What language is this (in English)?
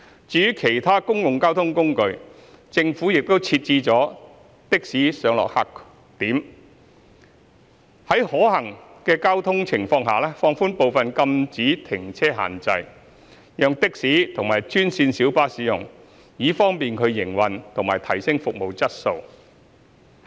Cantonese